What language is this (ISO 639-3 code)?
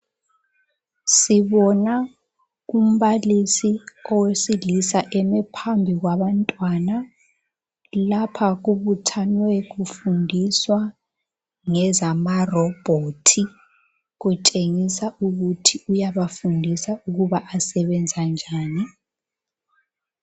nde